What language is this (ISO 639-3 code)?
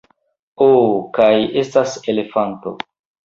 epo